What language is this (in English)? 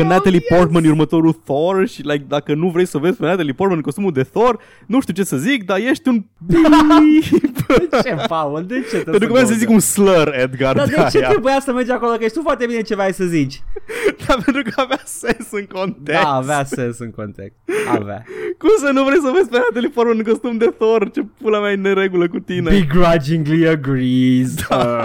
Romanian